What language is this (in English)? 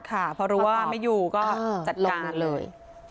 Thai